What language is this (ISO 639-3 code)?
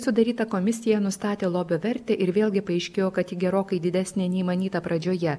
lit